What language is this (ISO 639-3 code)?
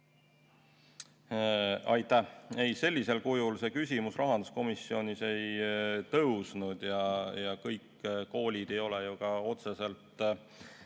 est